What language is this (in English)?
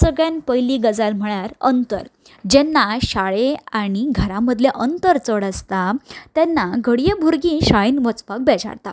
Konkani